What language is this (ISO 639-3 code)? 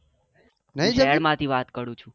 guj